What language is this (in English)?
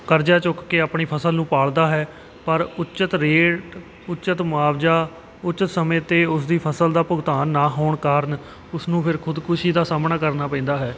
Punjabi